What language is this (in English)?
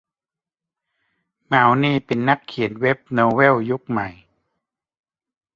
Thai